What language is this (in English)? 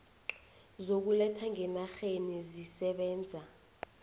South Ndebele